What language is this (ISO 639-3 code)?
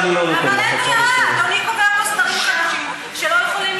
heb